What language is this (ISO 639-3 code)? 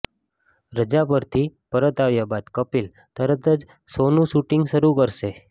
guj